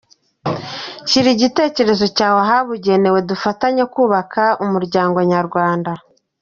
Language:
Kinyarwanda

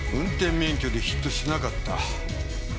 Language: Japanese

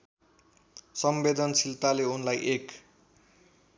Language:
Nepali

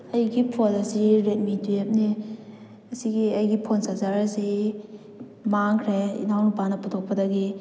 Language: Manipuri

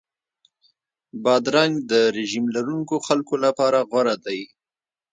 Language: Pashto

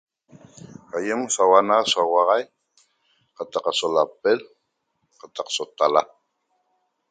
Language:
Toba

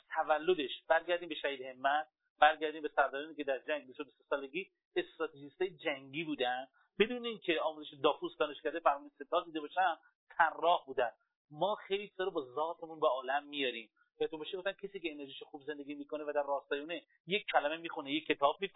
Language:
Persian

